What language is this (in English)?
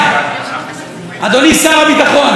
Hebrew